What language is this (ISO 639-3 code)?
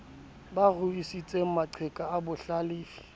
sot